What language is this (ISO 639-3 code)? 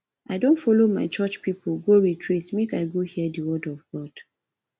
pcm